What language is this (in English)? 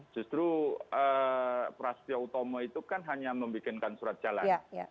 Indonesian